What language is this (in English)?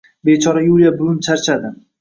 Uzbek